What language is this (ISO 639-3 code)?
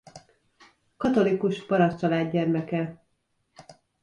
hun